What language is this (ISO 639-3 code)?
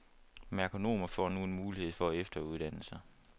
dan